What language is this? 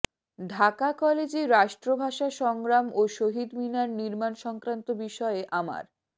Bangla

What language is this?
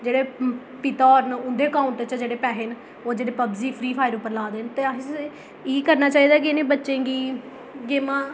Dogri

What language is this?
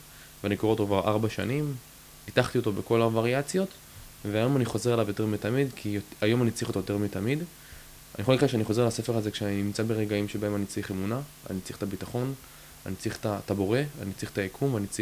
Hebrew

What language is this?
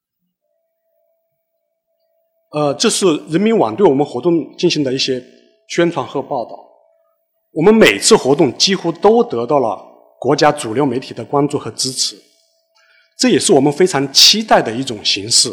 Chinese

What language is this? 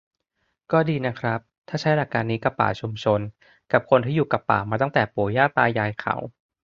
Thai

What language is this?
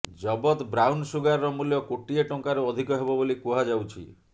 Odia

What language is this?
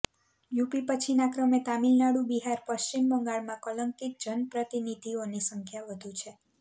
Gujarati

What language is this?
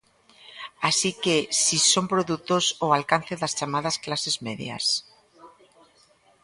Galician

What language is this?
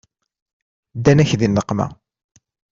Kabyle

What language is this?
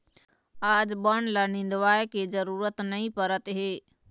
Chhattisgarhi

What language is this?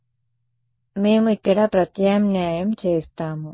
Telugu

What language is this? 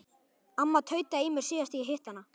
Icelandic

